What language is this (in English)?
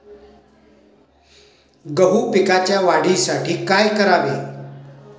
Marathi